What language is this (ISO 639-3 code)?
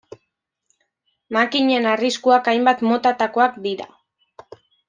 eus